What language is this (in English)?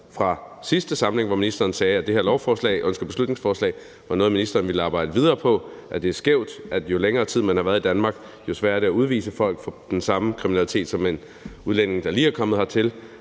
Danish